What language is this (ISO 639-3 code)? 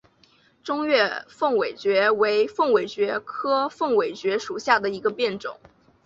zho